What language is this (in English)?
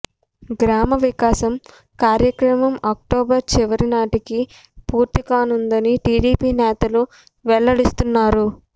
Telugu